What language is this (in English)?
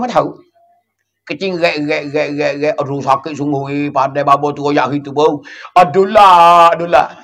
Malay